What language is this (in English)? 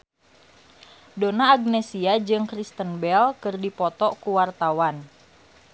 Sundanese